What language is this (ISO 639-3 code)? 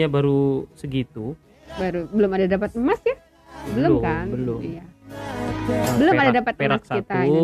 ind